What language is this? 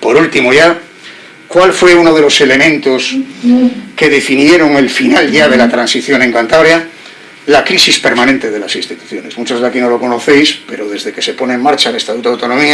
Spanish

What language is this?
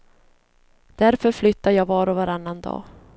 Swedish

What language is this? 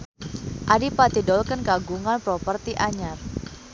Sundanese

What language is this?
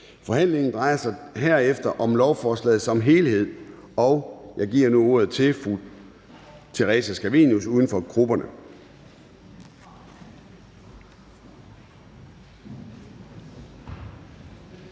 Danish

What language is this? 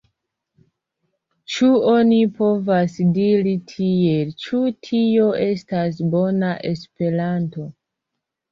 Esperanto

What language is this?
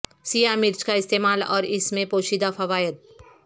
Urdu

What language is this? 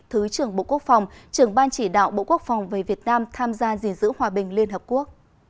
Vietnamese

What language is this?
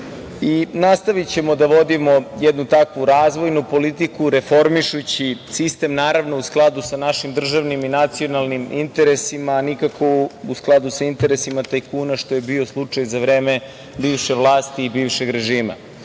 Serbian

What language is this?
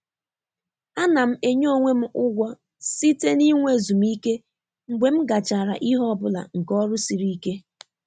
Igbo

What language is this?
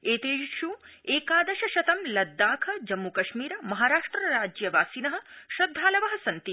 Sanskrit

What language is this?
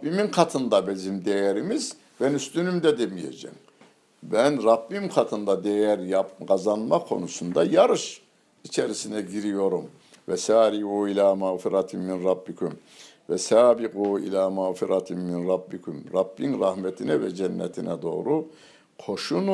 Turkish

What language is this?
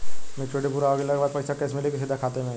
Bhojpuri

